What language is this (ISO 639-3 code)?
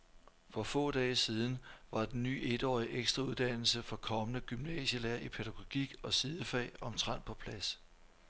dan